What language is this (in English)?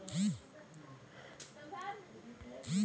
Telugu